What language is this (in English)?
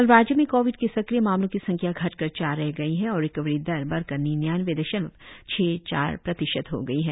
Hindi